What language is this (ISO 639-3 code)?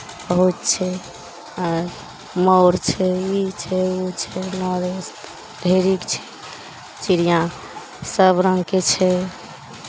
mai